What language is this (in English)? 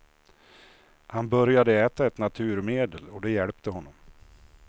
Swedish